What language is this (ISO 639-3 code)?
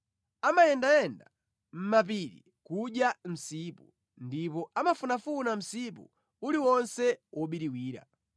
nya